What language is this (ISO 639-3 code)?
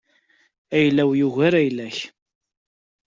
kab